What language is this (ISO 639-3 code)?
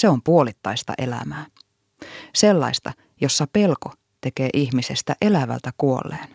fin